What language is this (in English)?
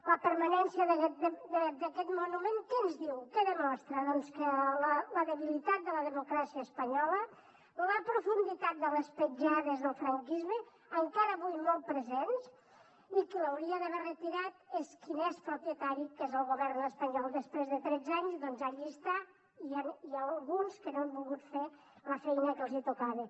Catalan